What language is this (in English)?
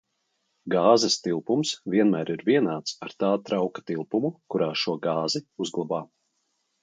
Latvian